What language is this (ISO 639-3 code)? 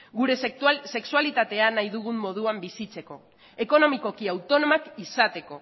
eus